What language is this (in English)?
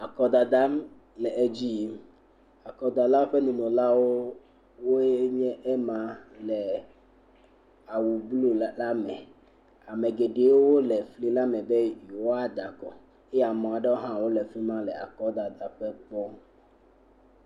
Ewe